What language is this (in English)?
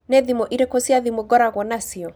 Kikuyu